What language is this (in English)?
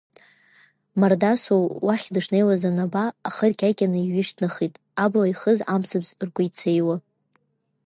Abkhazian